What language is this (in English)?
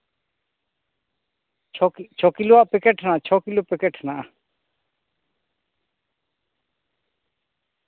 Santali